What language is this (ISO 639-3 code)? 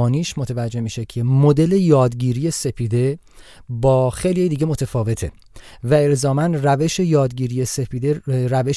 fas